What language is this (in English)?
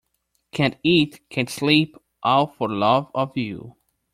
English